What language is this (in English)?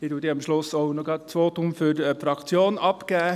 Swiss German